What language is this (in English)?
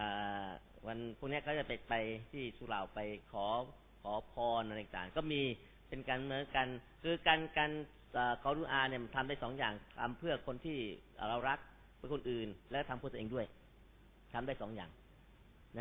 Thai